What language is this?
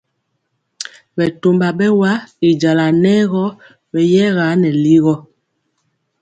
Mpiemo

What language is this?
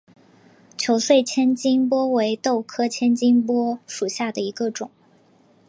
Chinese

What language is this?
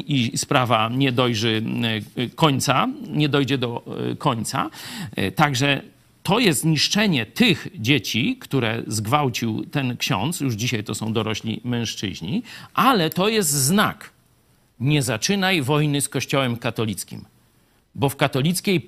Polish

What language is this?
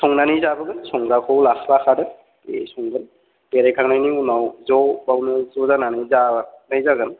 Bodo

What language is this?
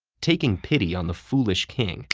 English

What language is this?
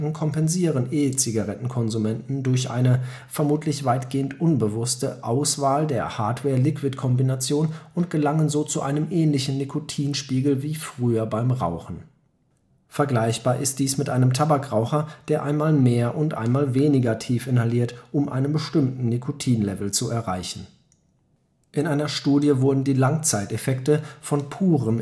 German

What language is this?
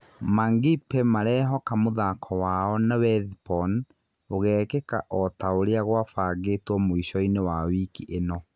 Kikuyu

